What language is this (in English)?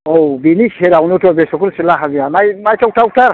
Bodo